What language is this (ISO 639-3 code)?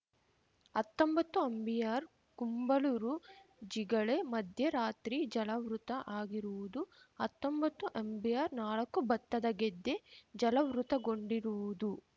kan